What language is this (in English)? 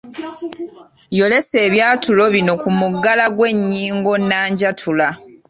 Ganda